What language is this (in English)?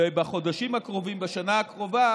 Hebrew